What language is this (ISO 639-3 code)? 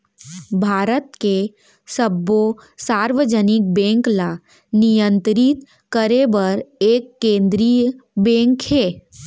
hne